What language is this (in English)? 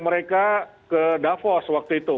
Indonesian